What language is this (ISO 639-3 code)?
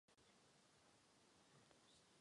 ces